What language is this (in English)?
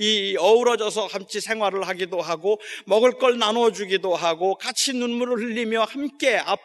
Korean